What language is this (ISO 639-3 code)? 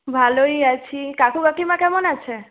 ben